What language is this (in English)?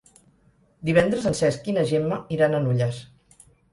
Catalan